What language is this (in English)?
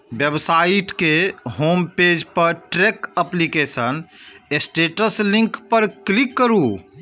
Maithili